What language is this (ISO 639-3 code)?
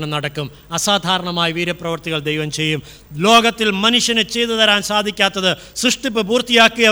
mal